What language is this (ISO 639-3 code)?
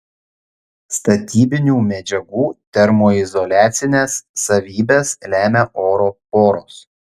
lit